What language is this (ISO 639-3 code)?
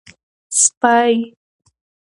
pus